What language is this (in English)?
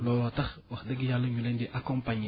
Wolof